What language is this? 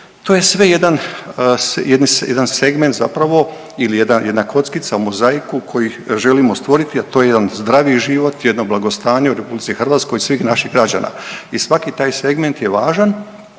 Croatian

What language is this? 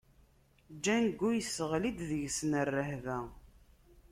Kabyle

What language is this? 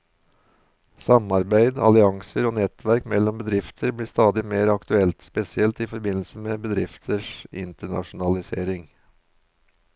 Norwegian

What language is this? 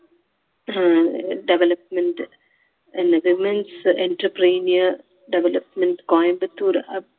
Tamil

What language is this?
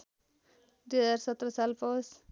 Nepali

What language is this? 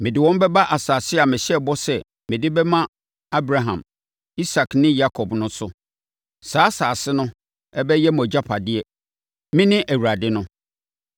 Akan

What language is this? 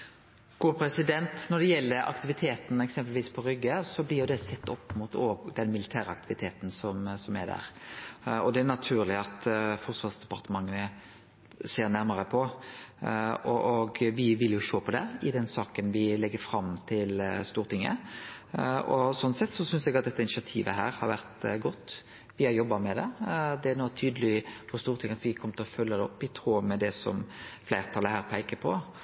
Norwegian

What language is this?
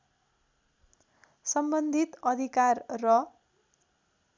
Nepali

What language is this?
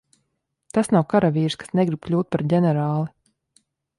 Latvian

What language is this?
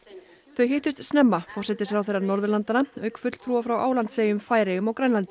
Icelandic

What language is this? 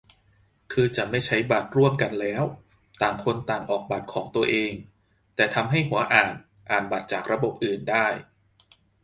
Thai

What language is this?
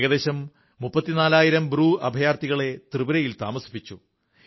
Malayalam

